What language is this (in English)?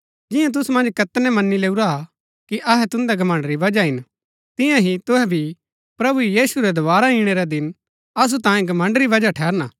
Gaddi